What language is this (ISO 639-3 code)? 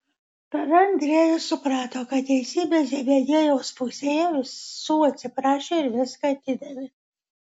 lit